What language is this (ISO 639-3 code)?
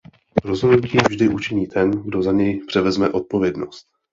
ces